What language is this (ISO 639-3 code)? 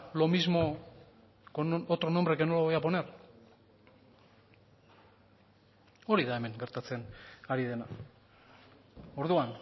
spa